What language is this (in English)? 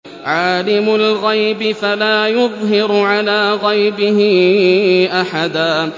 Arabic